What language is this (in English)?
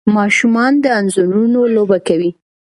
Pashto